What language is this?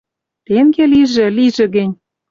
Western Mari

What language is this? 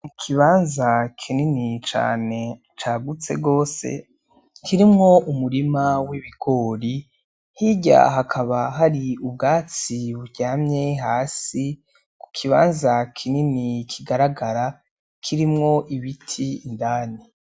Rundi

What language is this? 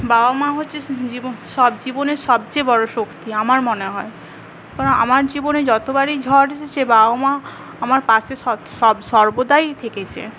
Bangla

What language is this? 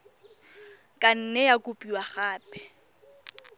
Tswana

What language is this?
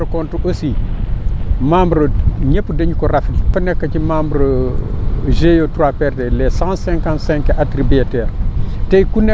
Wolof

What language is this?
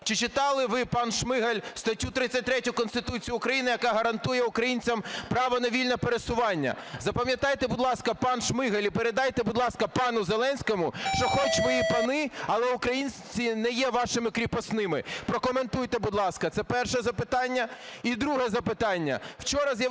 Ukrainian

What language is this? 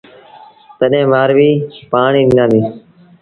Sindhi Bhil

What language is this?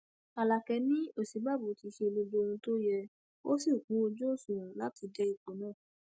Yoruba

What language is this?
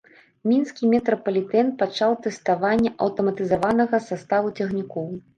Belarusian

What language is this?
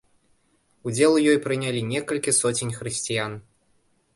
Belarusian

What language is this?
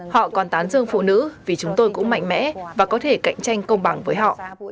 Vietnamese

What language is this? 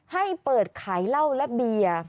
Thai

